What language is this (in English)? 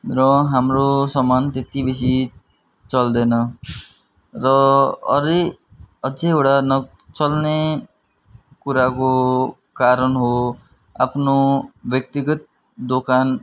Nepali